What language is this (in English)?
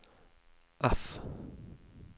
Norwegian